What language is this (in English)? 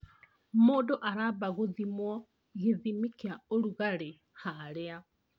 Kikuyu